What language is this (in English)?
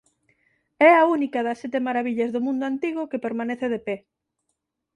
Galician